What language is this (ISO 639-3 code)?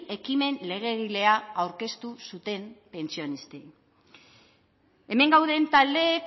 eus